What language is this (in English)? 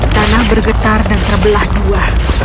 Indonesian